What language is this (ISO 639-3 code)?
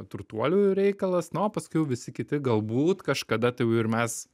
lit